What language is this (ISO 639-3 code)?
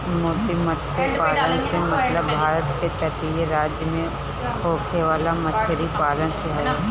bho